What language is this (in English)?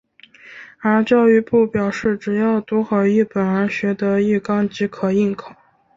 Chinese